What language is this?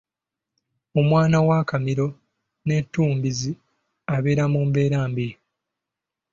Ganda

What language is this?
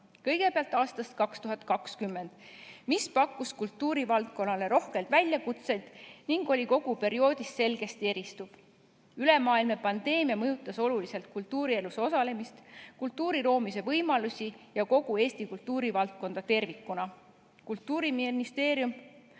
Estonian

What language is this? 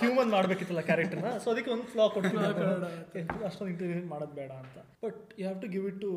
Kannada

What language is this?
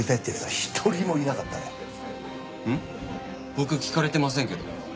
Japanese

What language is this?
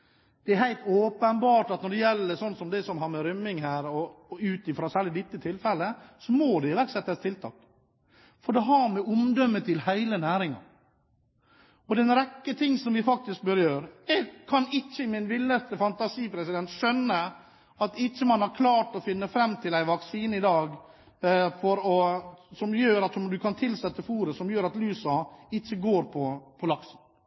Norwegian Bokmål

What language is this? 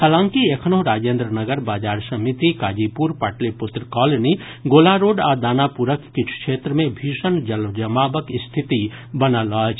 Maithili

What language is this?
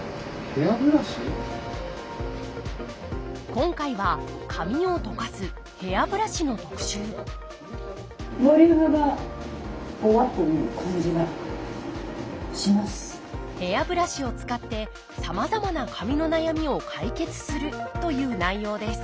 Japanese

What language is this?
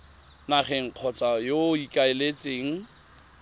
Tswana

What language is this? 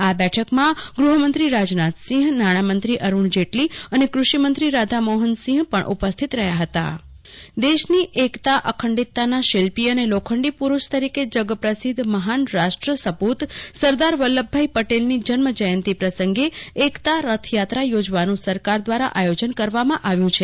Gujarati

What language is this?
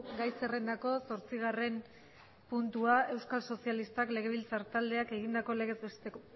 Basque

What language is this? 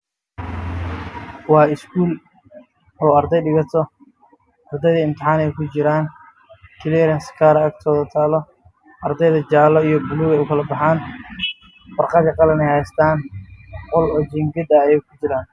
Somali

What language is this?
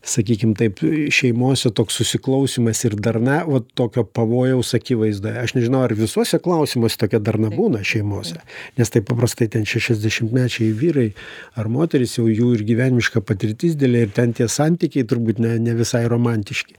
Lithuanian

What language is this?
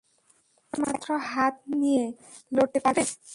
Bangla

